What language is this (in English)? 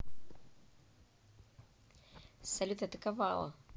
Russian